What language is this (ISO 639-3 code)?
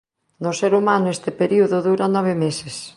glg